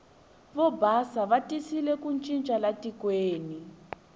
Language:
Tsonga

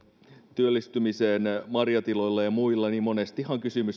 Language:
Finnish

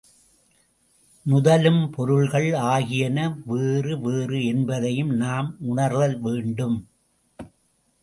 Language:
Tamil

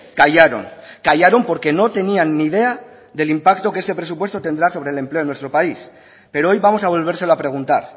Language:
Spanish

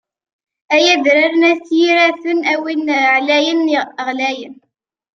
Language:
Kabyle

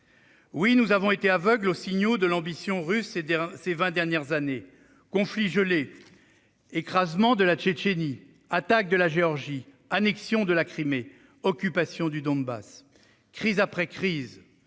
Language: French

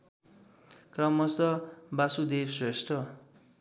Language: Nepali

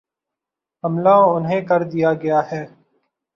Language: Urdu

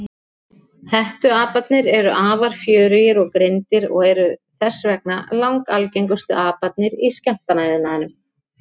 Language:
Icelandic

